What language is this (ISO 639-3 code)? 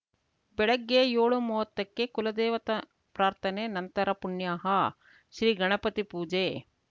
kan